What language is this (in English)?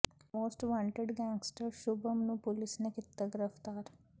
Punjabi